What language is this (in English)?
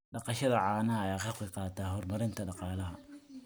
Somali